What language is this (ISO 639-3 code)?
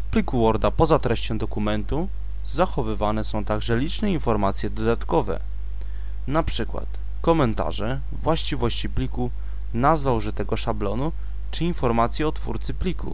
pol